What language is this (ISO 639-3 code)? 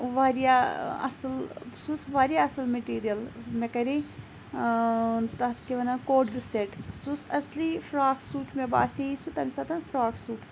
kas